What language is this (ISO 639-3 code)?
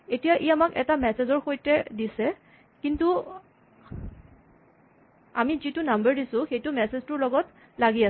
asm